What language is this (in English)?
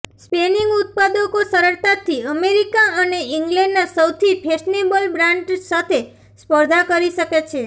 Gujarati